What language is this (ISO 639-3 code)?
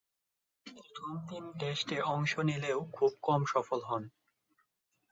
ben